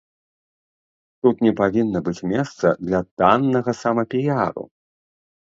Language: Belarusian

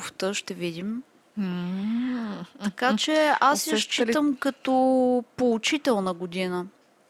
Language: Bulgarian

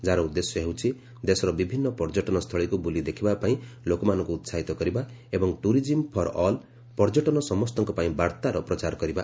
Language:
Odia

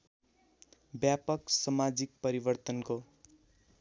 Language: Nepali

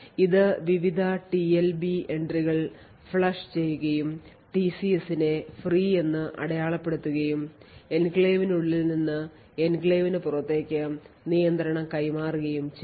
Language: Malayalam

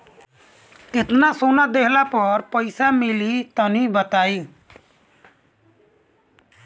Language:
Bhojpuri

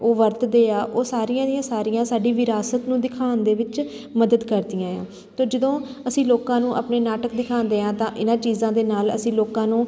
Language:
Punjabi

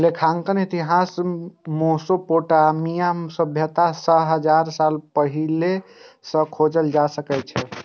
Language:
Maithili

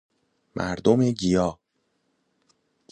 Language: Persian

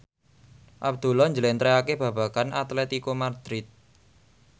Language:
Javanese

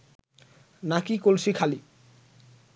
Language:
Bangla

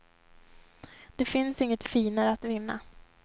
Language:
Swedish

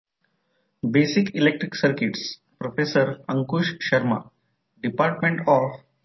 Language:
Marathi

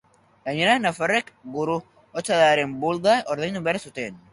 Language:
Basque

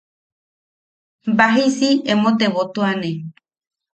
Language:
Yaqui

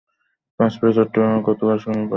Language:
Bangla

